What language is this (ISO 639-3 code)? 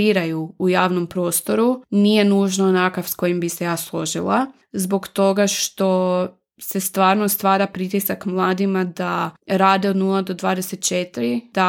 hrv